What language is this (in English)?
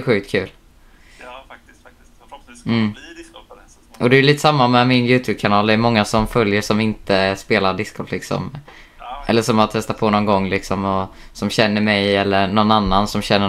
Swedish